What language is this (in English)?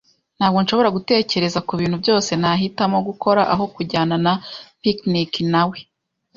Kinyarwanda